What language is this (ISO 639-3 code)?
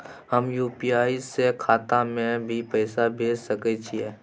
mai